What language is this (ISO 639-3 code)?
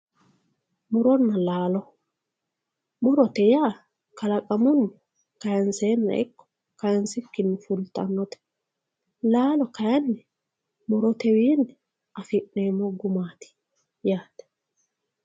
sid